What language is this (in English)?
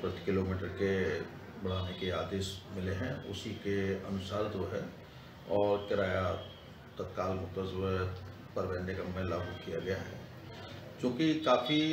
Hindi